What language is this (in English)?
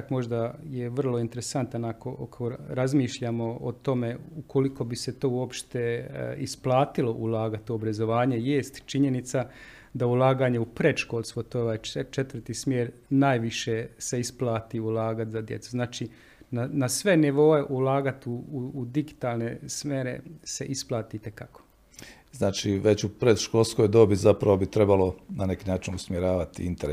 Croatian